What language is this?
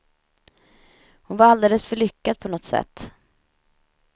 Swedish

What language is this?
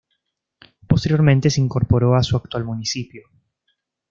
Spanish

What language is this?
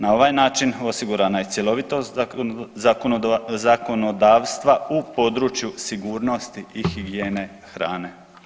Croatian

